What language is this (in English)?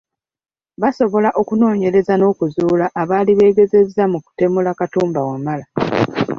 Ganda